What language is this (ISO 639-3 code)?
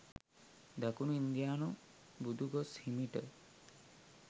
sin